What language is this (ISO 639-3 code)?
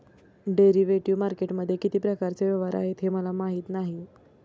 mar